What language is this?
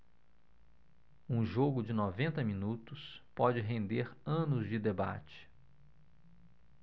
Portuguese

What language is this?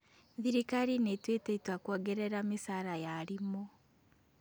Kikuyu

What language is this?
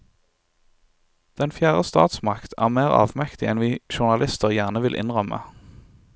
Norwegian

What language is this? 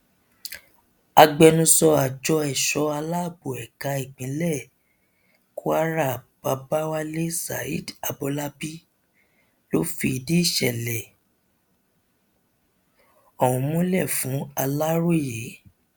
Yoruba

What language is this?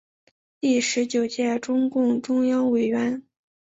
Chinese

